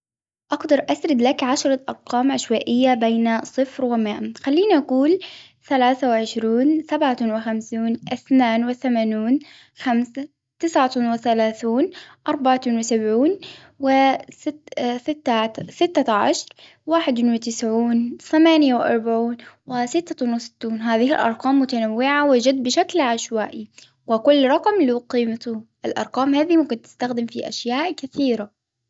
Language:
Hijazi Arabic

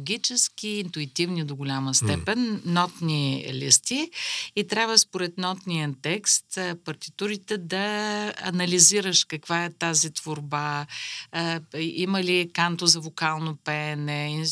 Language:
Bulgarian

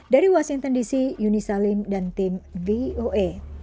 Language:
Indonesian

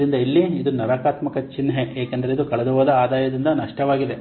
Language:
Kannada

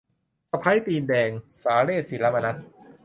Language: Thai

